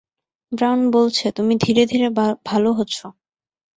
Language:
Bangla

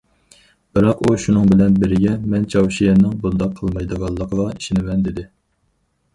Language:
Uyghur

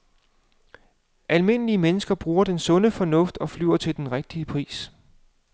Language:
Danish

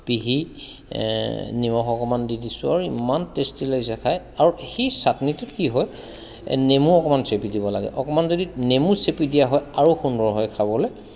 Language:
Assamese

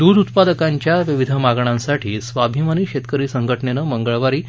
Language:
Marathi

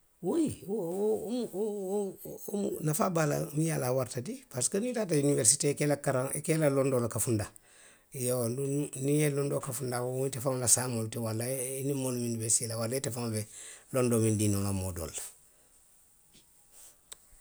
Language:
Western Maninkakan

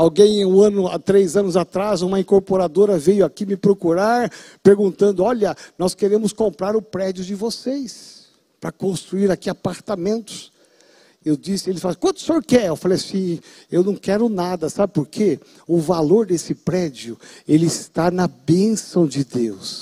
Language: Portuguese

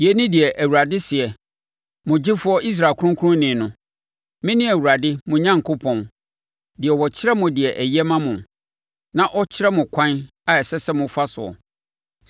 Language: Akan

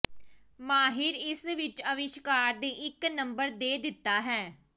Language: Punjabi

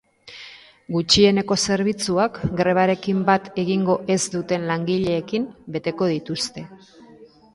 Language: Basque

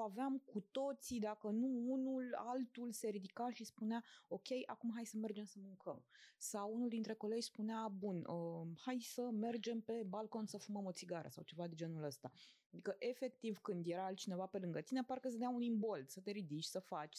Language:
Romanian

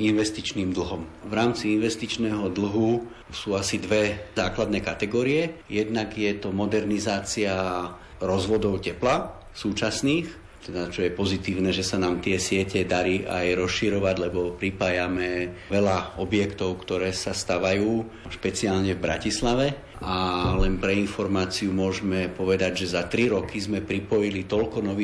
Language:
Slovak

